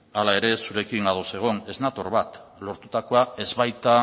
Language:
Basque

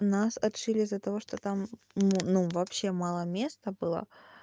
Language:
Russian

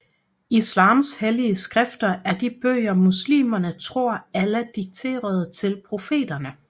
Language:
Danish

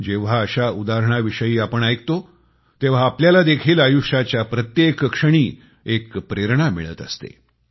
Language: Marathi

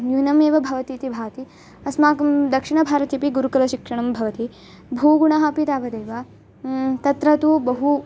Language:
Sanskrit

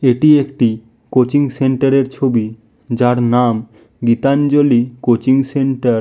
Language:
Bangla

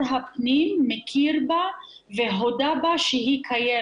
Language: Hebrew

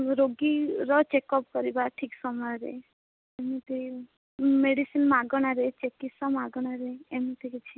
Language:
Odia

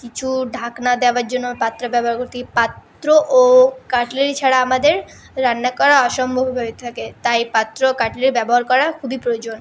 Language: Bangla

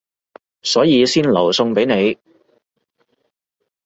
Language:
Cantonese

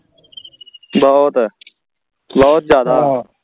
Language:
Punjabi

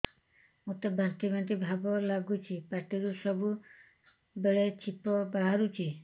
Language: Odia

